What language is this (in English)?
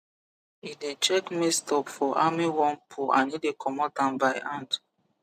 Nigerian Pidgin